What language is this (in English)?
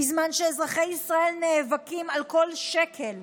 Hebrew